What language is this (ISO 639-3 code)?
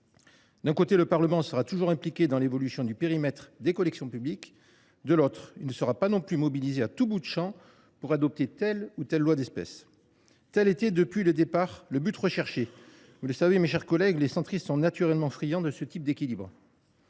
fra